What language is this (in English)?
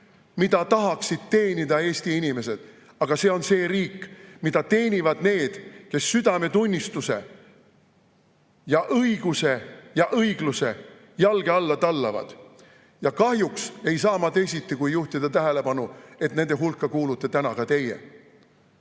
Estonian